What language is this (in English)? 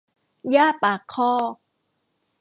Thai